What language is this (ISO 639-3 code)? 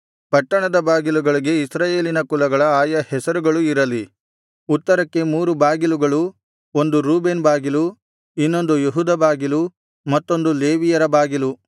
kan